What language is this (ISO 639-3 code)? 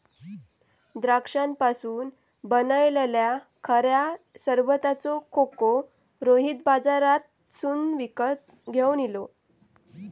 mar